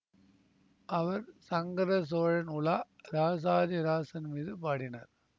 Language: Tamil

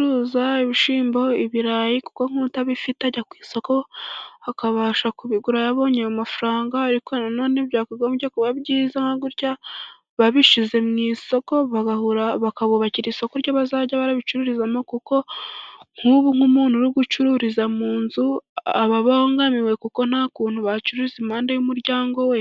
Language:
Kinyarwanda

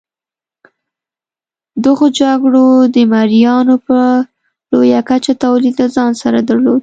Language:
Pashto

